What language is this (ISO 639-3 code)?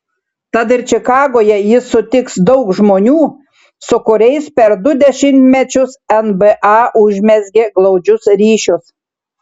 lit